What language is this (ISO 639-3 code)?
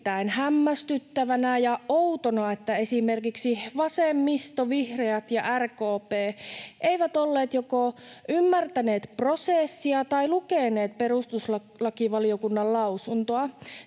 fin